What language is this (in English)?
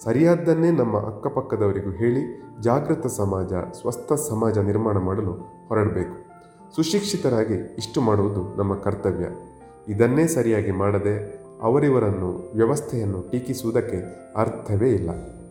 Kannada